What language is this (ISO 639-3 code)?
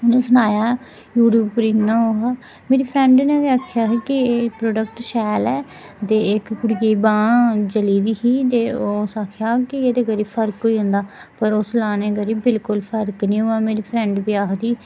doi